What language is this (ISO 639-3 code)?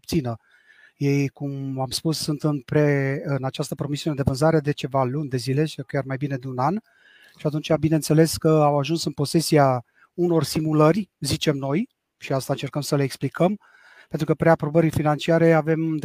ron